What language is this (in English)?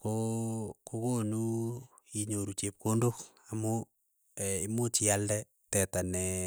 Keiyo